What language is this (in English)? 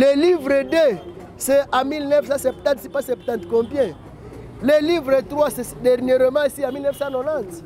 French